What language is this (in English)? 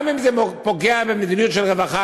Hebrew